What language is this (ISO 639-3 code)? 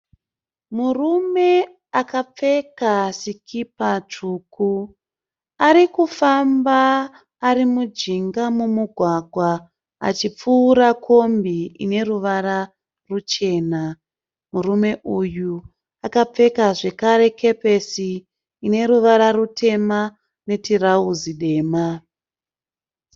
sna